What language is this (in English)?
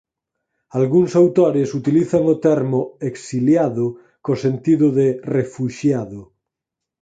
Galician